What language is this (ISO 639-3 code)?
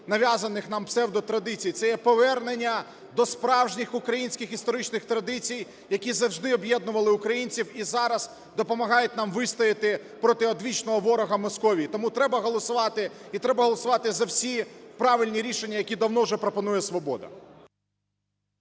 ukr